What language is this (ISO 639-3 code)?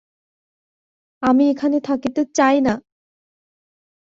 ben